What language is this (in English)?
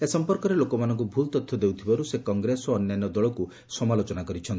Odia